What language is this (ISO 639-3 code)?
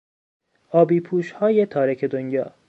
fas